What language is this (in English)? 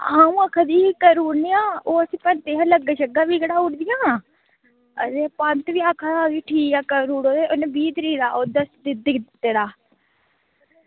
Dogri